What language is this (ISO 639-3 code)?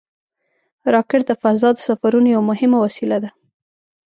pus